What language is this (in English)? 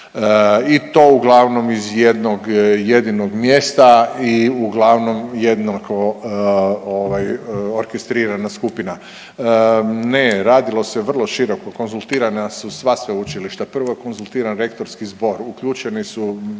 Croatian